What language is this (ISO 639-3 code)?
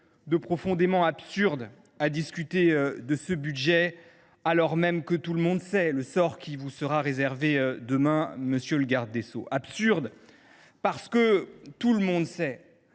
fra